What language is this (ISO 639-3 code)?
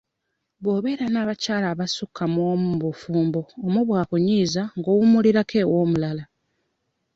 lug